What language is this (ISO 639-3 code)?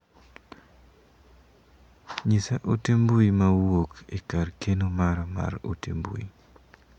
luo